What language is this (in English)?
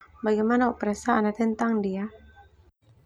Termanu